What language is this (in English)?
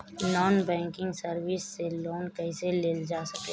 Bhojpuri